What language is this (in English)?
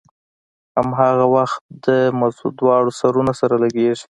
Pashto